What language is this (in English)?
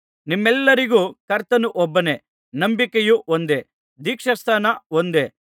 Kannada